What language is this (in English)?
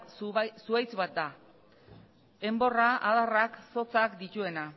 Basque